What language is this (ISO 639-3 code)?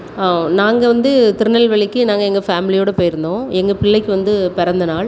tam